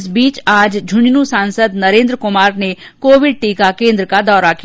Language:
Hindi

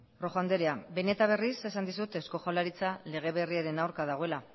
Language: Basque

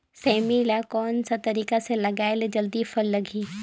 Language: Chhattisgarhi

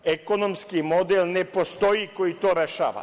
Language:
Serbian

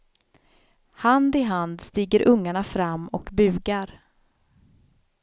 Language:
Swedish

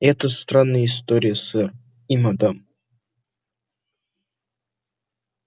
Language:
Russian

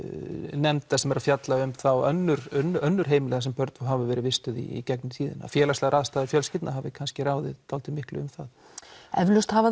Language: Icelandic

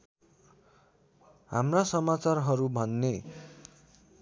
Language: Nepali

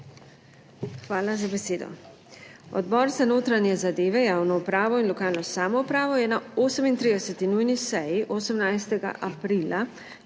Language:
Slovenian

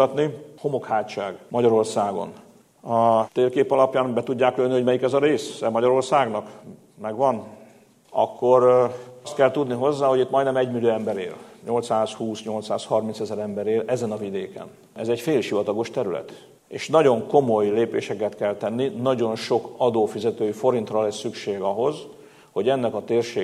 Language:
Hungarian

